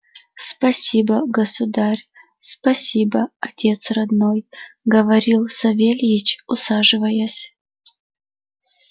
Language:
Russian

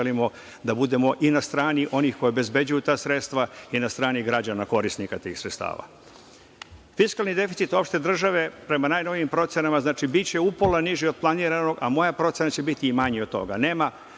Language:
Serbian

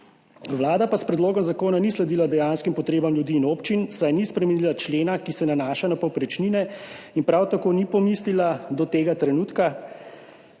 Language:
Slovenian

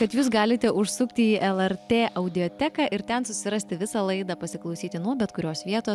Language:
Lithuanian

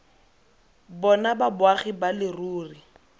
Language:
Tswana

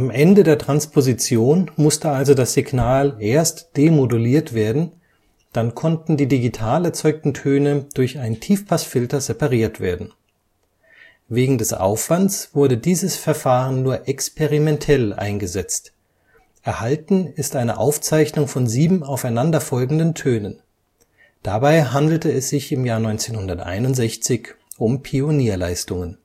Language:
German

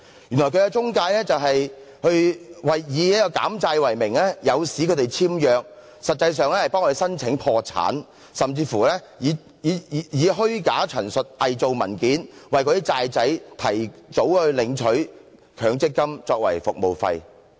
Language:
Cantonese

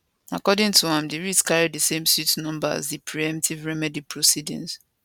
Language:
Nigerian Pidgin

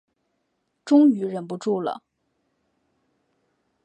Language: Chinese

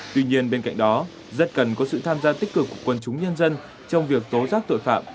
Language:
Vietnamese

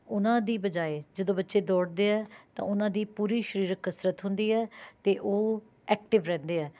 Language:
Punjabi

